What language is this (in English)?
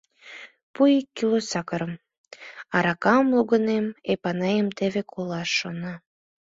Mari